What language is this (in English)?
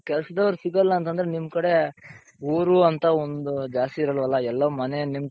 Kannada